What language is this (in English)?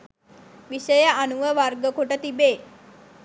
Sinhala